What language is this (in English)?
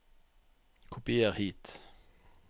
Norwegian